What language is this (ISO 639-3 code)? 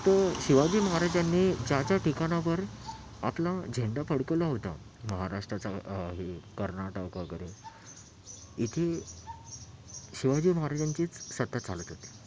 mar